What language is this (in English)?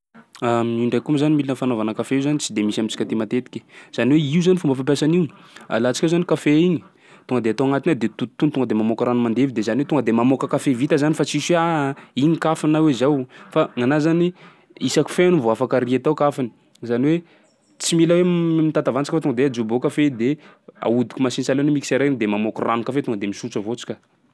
Sakalava Malagasy